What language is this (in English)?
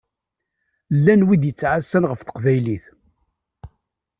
Kabyle